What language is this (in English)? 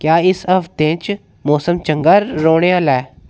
Dogri